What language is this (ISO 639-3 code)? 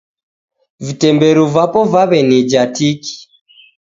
dav